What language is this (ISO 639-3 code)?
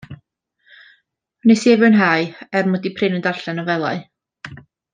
cym